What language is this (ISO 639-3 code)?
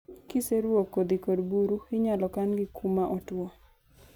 luo